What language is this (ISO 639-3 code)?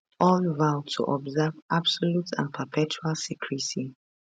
pcm